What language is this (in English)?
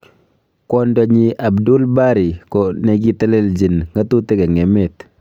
Kalenjin